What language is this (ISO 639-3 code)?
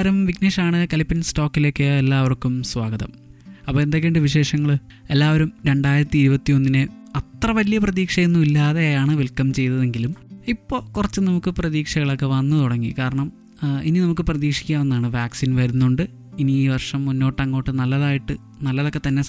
mal